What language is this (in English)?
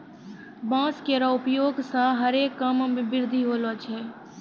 Maithili